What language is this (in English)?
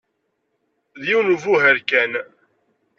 Kabyle